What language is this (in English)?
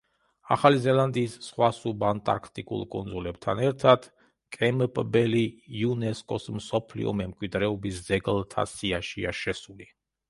Georgian